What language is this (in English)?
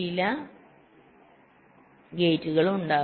Malayalam